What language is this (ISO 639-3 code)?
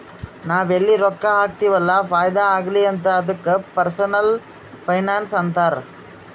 kan